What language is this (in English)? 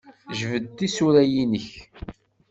Kabyle